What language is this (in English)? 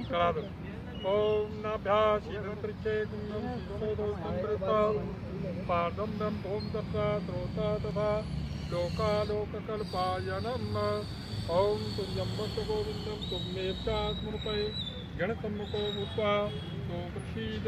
Arabic